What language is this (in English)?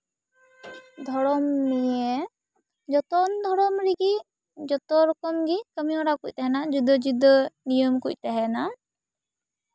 Santali